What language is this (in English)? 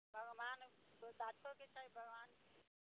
Maithili